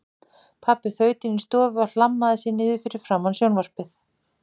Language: Icelandic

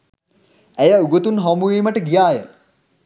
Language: Sinhala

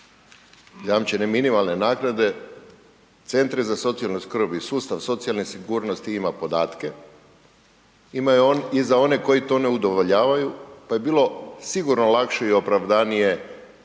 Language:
Croatian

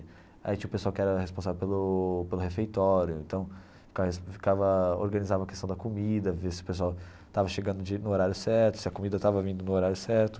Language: Portuguese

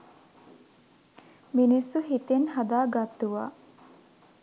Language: Sinhala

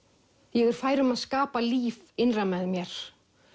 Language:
Icelandic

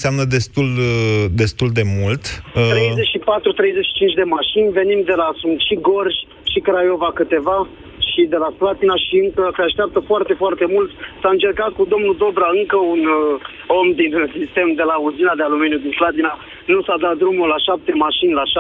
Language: Romanian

